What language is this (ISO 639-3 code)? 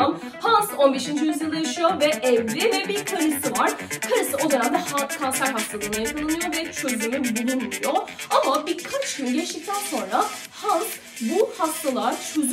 tur